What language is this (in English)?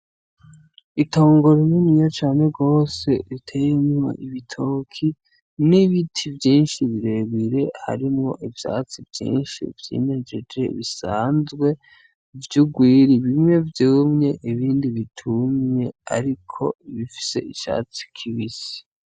Rundi